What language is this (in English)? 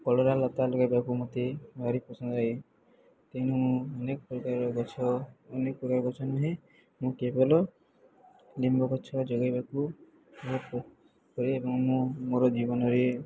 Odia